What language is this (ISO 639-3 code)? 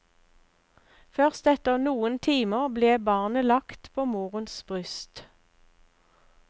nor